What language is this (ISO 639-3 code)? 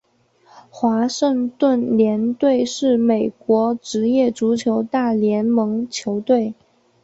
zho